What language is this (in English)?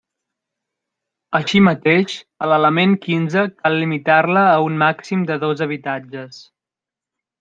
Catalan